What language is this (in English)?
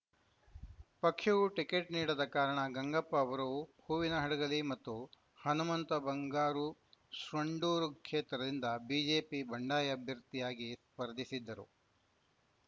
Kannada